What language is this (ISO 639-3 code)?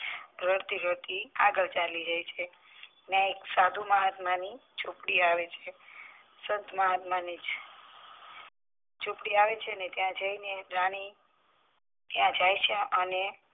guj